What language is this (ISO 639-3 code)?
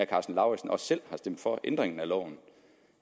dan